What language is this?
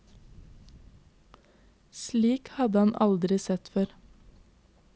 Norwegian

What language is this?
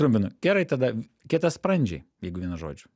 Lithuanian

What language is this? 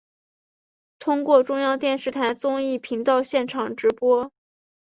Chinese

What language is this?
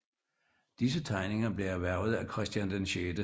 Danish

